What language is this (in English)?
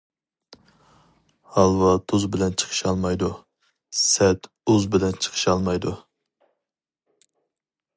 Uyghur